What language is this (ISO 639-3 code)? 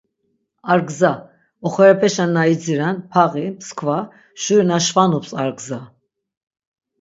lzz